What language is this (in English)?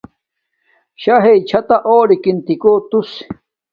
Domaaki